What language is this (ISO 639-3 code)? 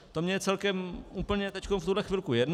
ces